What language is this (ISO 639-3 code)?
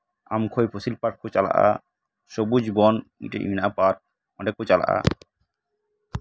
sat